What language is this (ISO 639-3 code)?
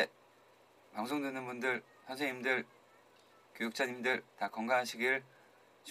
kor